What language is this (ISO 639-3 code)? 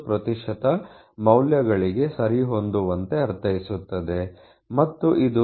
kan